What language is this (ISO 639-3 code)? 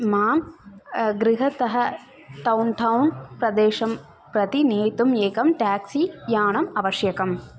san